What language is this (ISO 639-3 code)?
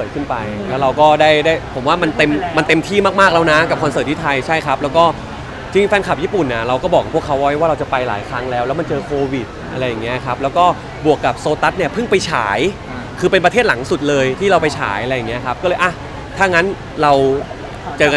tha